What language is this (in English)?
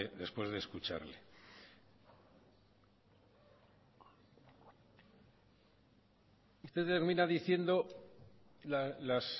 Spanish